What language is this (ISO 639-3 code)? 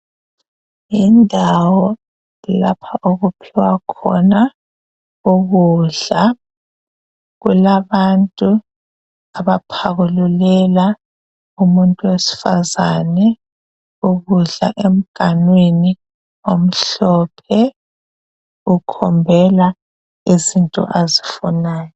nde